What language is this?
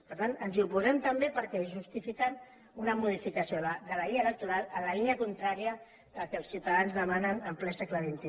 Catalan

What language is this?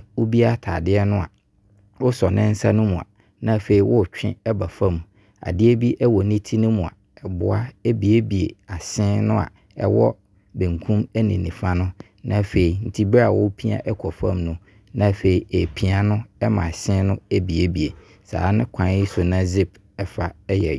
Abron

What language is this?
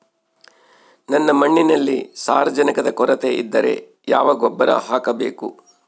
Kannada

